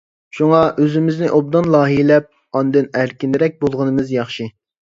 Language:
Uyghur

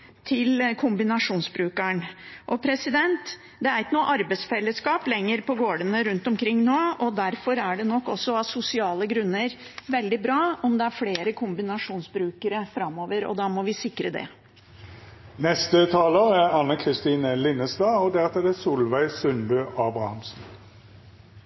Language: Norwegian Bokmål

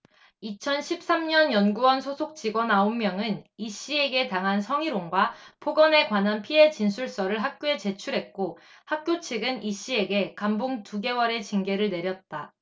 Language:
Korean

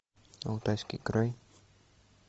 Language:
Russian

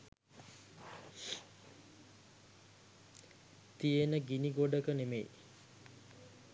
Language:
Sinhala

